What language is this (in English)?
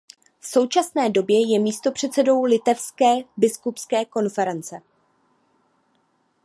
Czech